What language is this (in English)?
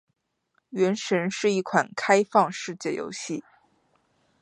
Chinese